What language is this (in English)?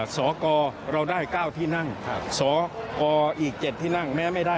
Thai